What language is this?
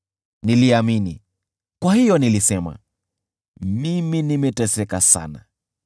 Swahili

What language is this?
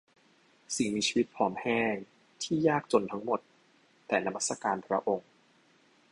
Thai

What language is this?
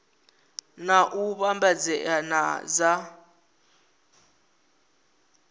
Venda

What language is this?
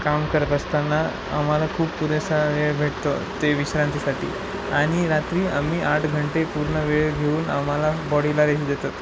Marathi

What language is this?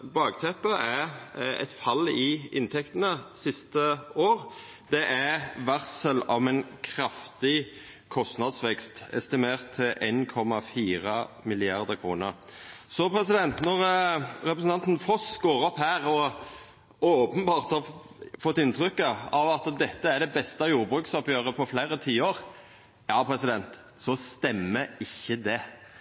Norwegian Nynorsk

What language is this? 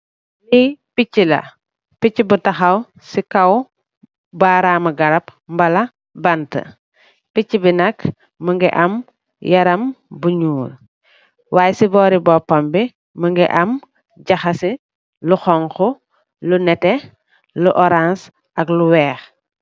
Wolof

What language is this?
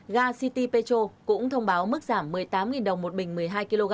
Vietnamese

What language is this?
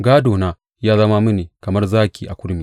Hausa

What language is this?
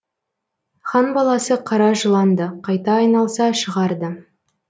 Kazakh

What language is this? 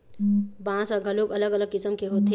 Chhattisgarhi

